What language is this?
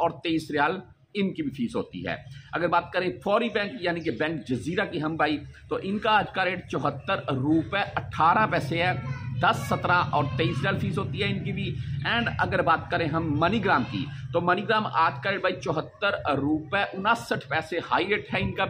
Hindi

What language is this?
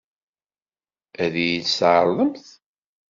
Kabyle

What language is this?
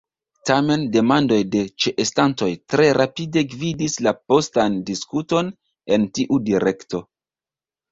Esperanto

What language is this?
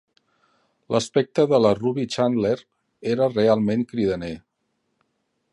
Catalan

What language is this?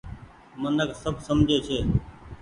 Goaria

